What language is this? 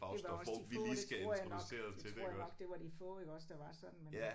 Danish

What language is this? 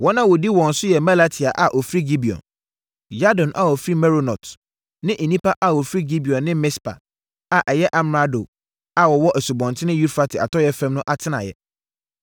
Akan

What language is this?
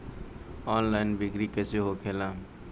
Bhojpuri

